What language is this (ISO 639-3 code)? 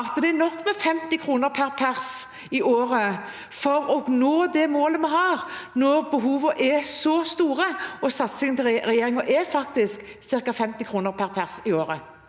nor